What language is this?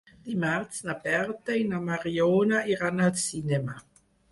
Catalan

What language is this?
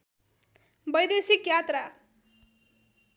Nepali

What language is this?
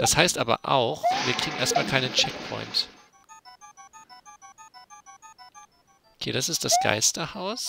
German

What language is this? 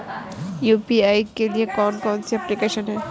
Hindi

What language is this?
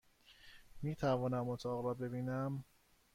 Persian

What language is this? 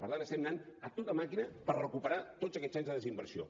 Catalan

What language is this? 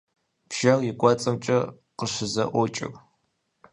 Kabardian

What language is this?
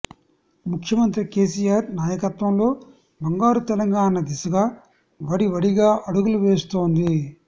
Telugu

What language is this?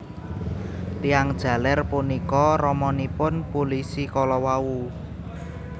Javanese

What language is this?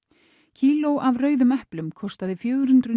Icelandic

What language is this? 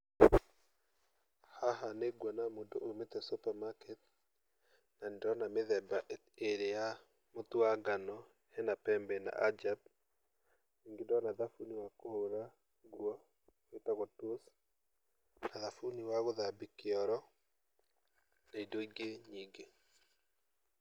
Kikuyu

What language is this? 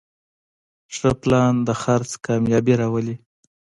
Pashto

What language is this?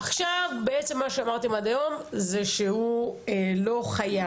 Hebrew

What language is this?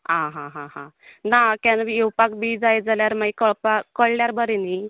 Konkani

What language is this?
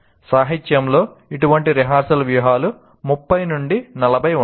Telugu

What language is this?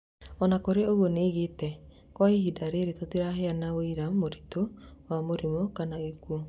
Kikuyu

